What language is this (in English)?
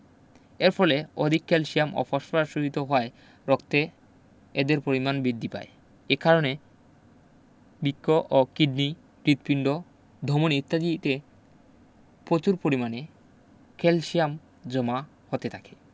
Bangla